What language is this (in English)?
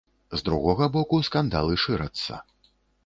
Belarusian